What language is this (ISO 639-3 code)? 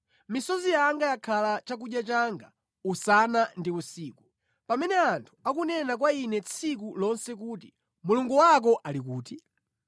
nya